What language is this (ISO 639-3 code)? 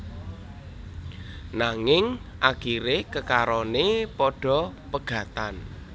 jav